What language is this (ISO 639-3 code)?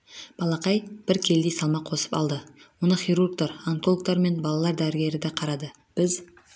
kaz